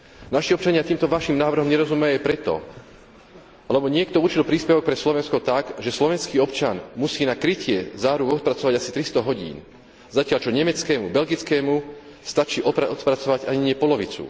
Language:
Slovak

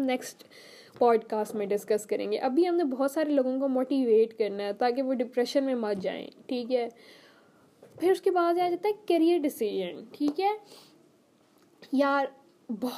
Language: Urdu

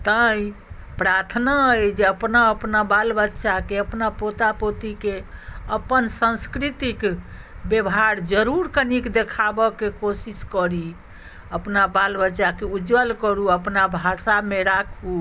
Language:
Maithili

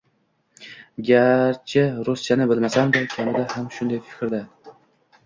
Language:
Uzbek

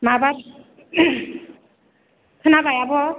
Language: Bodo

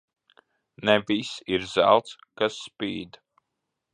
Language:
Latvian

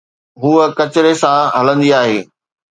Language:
Sindhi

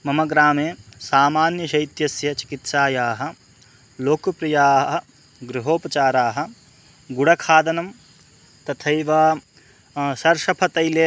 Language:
Sanskrit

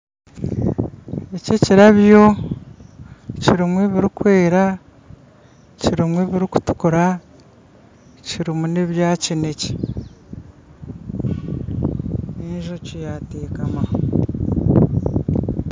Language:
Nyankole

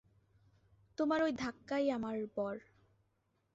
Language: Bangla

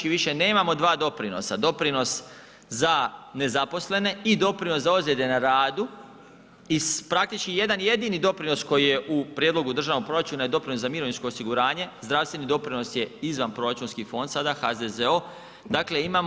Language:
Croatian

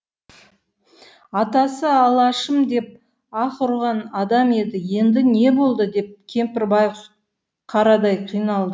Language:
Kazakh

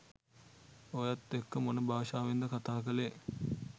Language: Sinhala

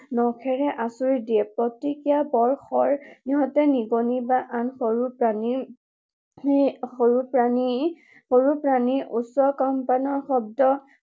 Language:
Assamese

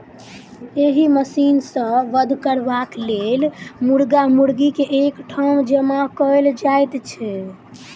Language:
Maithili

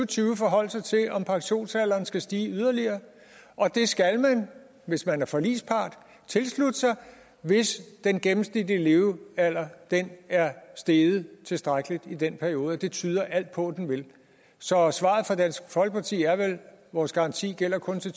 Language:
Danish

